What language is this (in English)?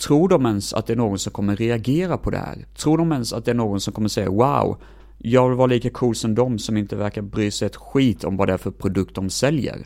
Swedish